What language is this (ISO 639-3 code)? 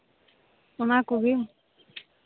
sat